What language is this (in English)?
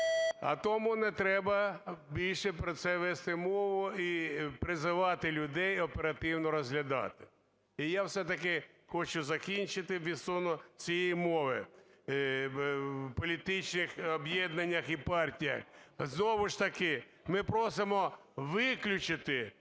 Ukrainian